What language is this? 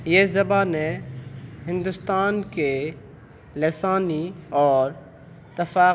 Urdu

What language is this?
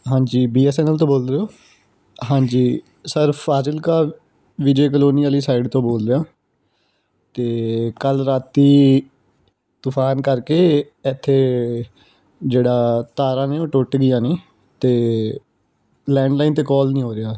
Punjabi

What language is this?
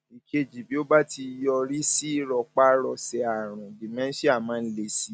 Yoruba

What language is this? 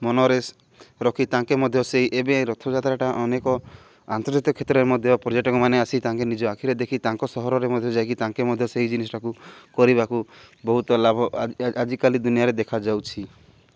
Odia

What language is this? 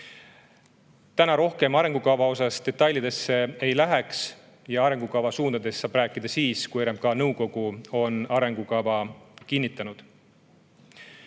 Estonian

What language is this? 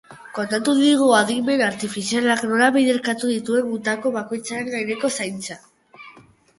Basque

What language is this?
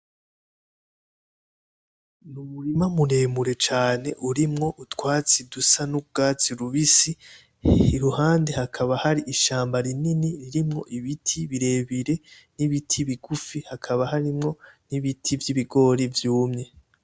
Rundi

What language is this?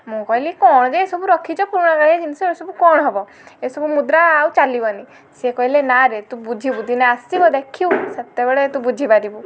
Odia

